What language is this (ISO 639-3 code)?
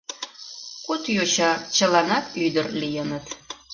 chm